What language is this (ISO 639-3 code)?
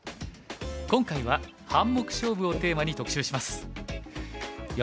jpn